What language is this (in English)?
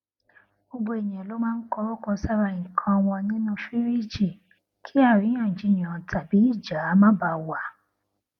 Yoruba